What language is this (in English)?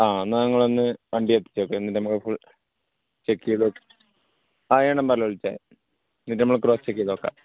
Malayalam